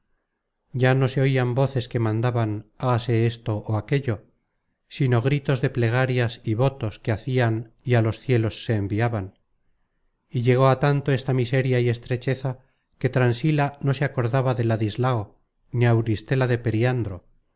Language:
Spanish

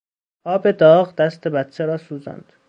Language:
Persian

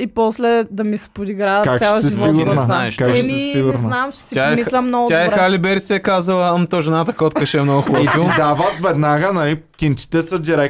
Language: Bulgarian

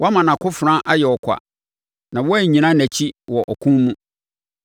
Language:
Akan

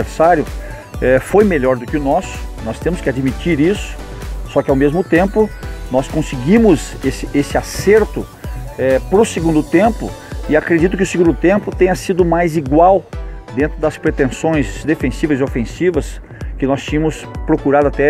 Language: Portuguese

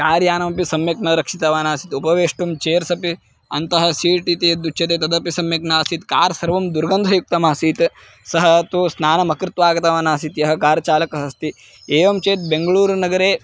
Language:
Sanskrit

